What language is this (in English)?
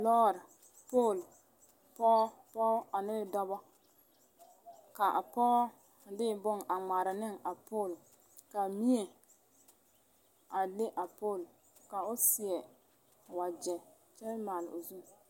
Southern Dagaare